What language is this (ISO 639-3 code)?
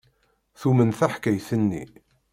kab